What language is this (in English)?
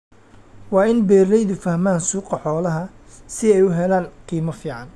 Somali